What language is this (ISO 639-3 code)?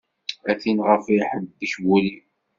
kab